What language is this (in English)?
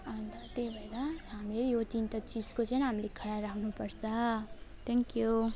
Nepali